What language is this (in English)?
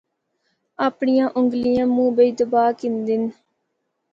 Northern Hindko